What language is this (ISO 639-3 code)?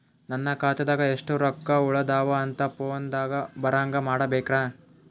kan